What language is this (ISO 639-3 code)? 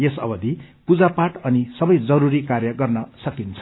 nep